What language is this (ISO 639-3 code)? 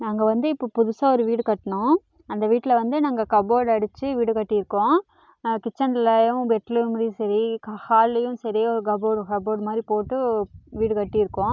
tam